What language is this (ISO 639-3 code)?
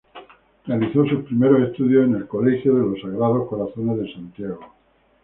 spa